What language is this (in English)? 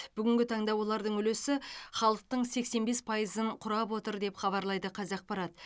Kazakh